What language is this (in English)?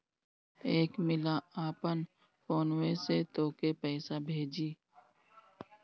Bhojpuri